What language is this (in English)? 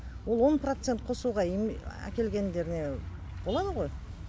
Kazakh